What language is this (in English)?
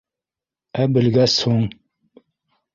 Bashkir